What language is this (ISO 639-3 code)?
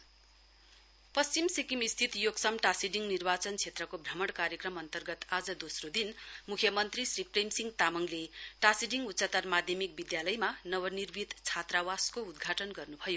nep